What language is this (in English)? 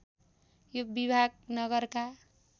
Nepali